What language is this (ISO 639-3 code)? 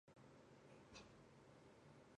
zho